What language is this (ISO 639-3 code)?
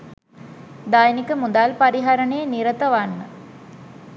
sin